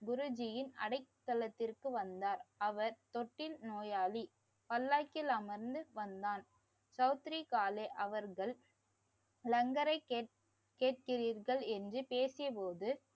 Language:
Tamil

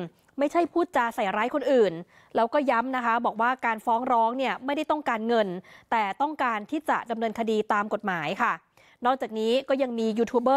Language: Thai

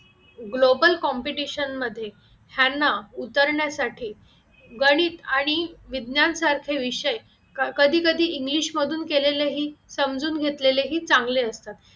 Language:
Marathi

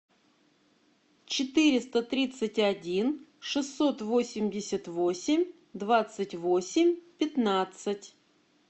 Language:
Russian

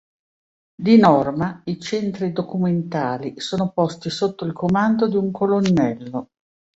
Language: Italian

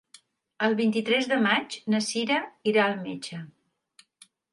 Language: Catalan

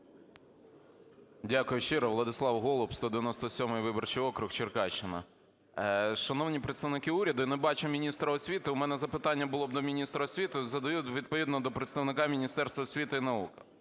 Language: Ukrainian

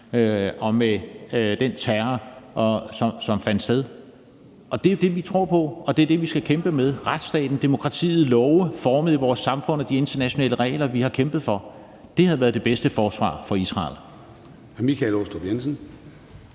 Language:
Danish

